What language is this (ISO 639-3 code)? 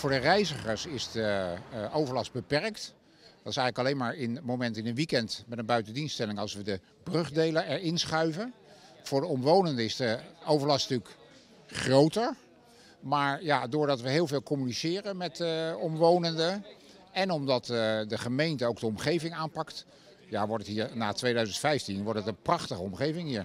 nld